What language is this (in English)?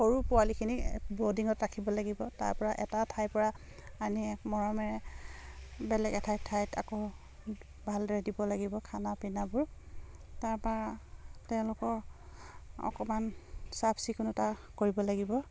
Assamese